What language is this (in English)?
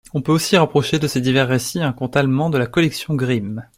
French